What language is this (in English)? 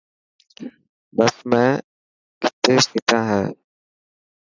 Dhatki